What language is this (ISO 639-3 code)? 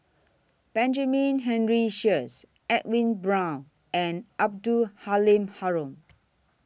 eng